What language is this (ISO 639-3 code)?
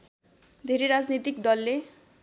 nep